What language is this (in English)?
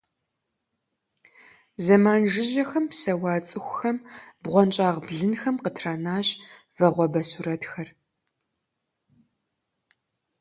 Kabardian